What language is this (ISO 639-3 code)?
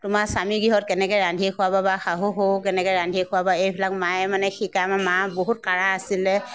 asm